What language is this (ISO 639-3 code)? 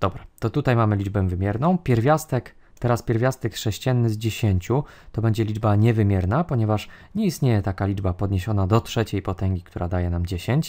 pol